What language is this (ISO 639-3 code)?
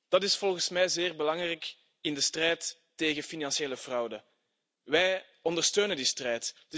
nld